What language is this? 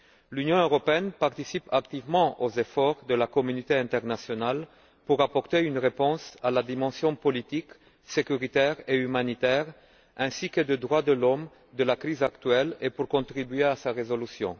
French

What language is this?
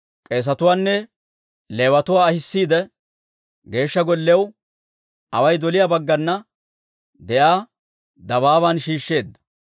Dawro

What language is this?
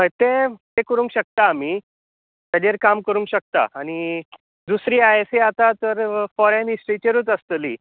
Konkani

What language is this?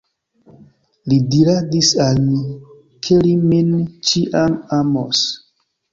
Esperanto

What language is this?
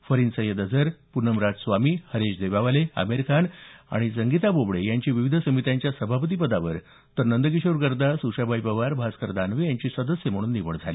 Marathi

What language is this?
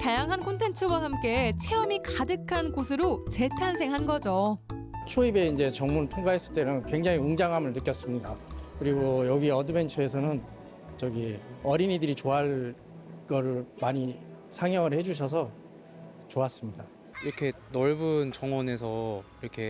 Korean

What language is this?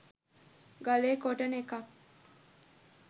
Sinhala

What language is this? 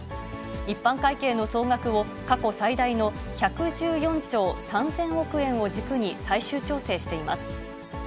Japanese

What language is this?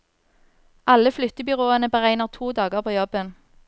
Norwegian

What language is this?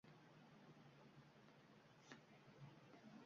Uzbek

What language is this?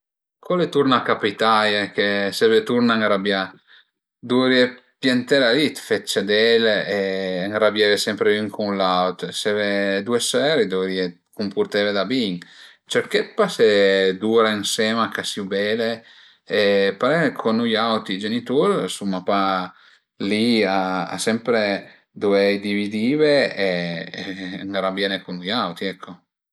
Piedmontese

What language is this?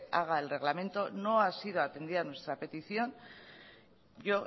Spanish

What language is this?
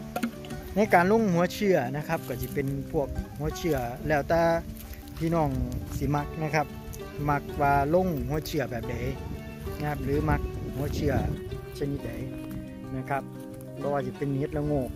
Thai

